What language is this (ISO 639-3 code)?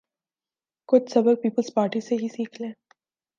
urd